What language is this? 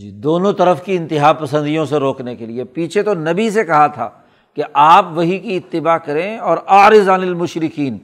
Urdu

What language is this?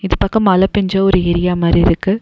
Tamil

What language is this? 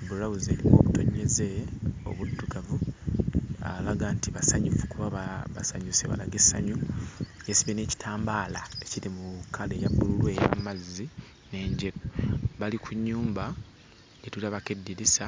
Ganda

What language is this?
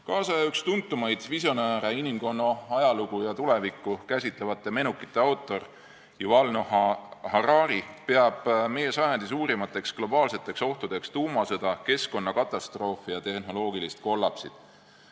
Estonian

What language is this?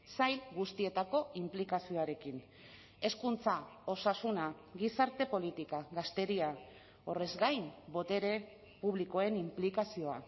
Basque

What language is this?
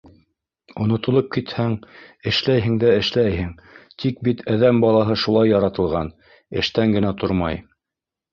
Bashkir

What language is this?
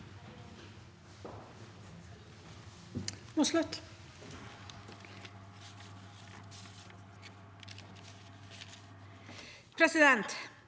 Norwegian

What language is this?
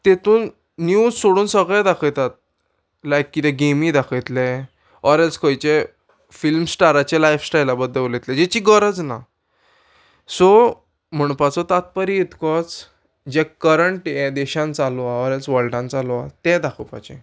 Konkani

